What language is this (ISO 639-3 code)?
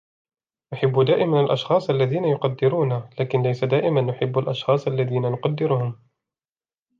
ara